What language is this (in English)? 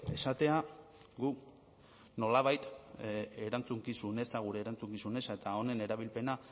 Basque